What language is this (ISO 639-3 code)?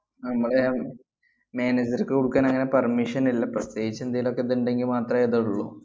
mal